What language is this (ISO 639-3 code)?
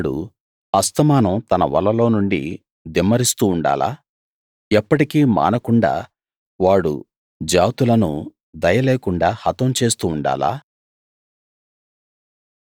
tel